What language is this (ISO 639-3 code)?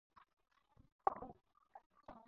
pus